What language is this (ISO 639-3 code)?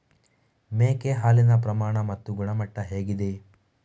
kan